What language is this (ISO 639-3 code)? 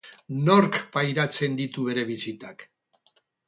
eus